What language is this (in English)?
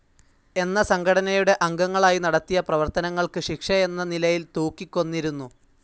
Malayalam